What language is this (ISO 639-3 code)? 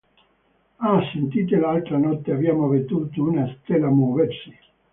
ita